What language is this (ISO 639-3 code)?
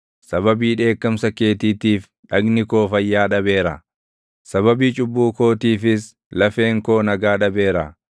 orm